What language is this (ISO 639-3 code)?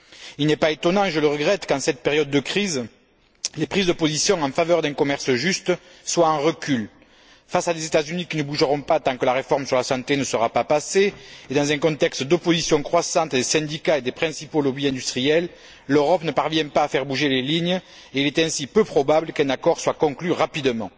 fra